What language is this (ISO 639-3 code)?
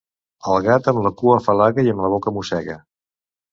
cat